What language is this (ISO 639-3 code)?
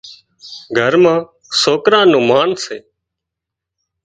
kxp